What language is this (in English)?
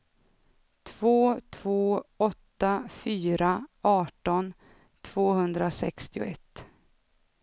Swedish